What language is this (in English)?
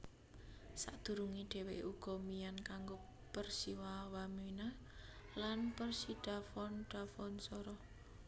Javanese